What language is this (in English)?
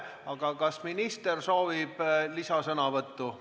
Estonian